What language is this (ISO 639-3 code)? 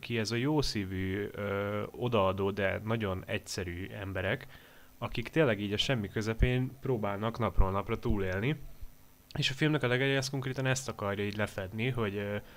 hun